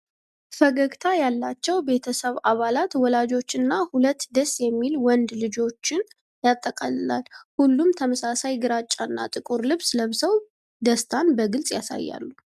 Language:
Amharic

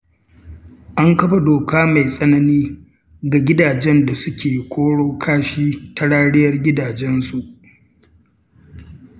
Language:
Hausa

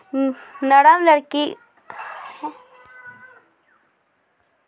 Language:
Maithili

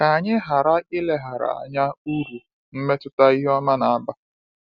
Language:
Igbo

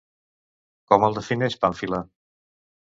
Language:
Catalan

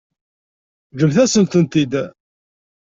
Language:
Kabyle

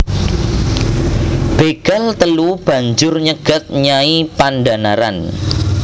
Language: Javanese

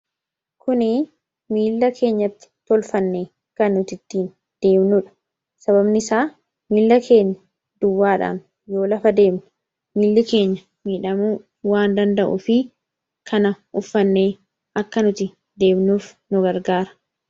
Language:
Oromo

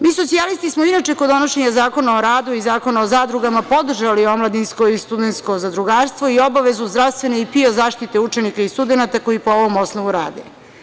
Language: Serbian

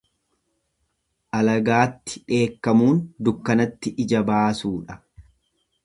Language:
Oromo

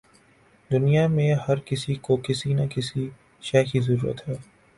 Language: Urdu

